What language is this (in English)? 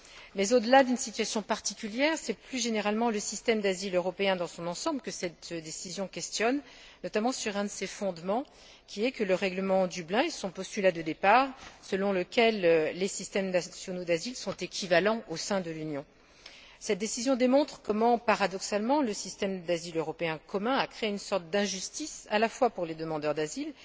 French